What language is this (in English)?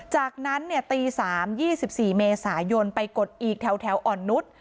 Thai